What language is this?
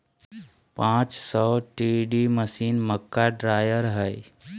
Magahi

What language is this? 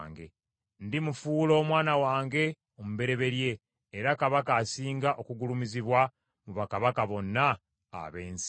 Ganda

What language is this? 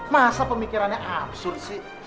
Indonesian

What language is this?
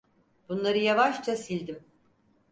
Turkish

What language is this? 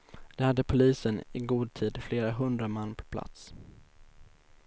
Swedish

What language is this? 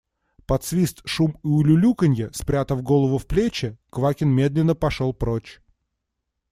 Russian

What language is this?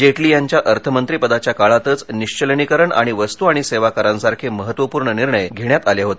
Marathi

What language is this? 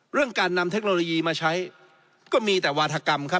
Thai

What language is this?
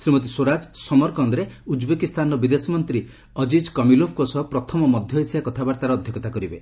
Odia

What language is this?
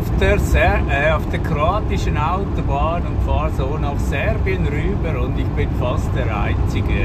German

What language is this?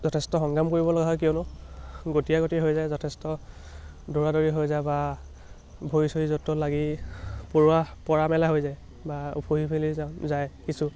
Assamese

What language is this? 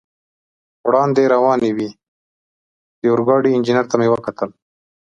Pashto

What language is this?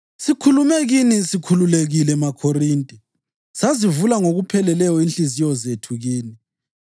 North Ndebele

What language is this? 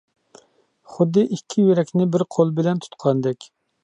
Uyghur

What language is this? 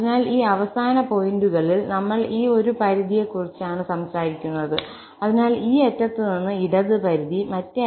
Malayalam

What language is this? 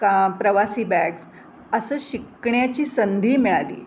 Marathi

